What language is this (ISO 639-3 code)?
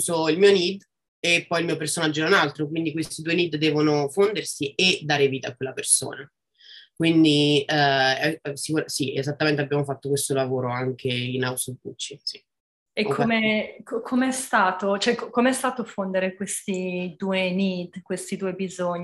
ita